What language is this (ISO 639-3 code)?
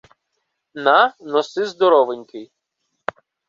ukr